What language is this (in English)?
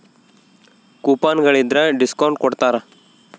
Kannada